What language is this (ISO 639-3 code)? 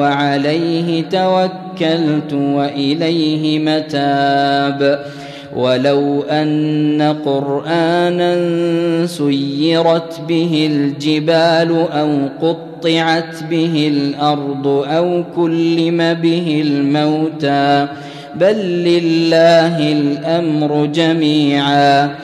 ara